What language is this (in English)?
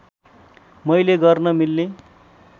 Nepali